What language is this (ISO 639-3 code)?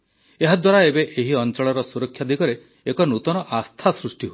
ori